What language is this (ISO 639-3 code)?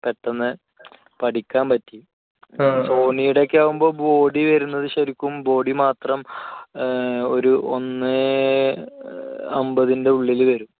mal